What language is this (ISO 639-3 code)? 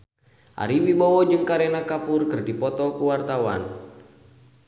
sun